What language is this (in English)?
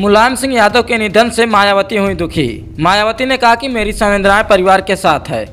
Hindi